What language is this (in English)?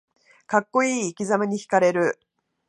Japanese